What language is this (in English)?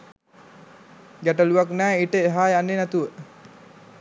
Sinhala